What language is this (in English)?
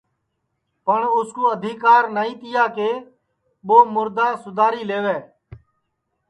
Sansi